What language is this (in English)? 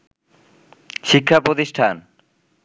Bangla